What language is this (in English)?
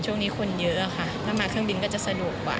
Thai